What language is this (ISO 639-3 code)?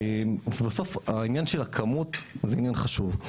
heb